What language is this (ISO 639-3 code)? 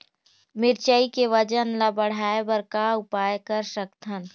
hne